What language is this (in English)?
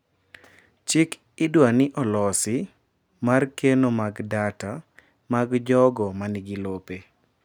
Luo (Kenya and Tanzania)